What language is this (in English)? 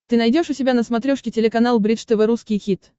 Russian